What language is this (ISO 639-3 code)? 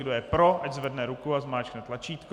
ces